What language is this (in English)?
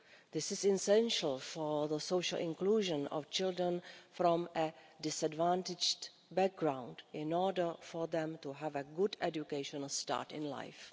English